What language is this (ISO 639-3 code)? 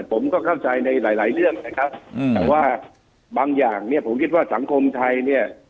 tha